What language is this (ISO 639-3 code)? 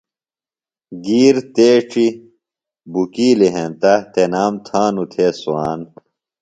phl